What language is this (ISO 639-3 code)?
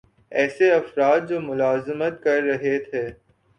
urd